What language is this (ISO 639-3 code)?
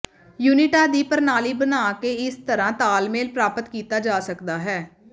pan